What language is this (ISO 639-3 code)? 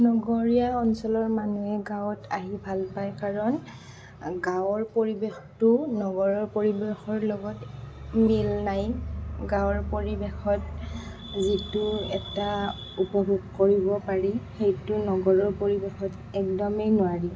asm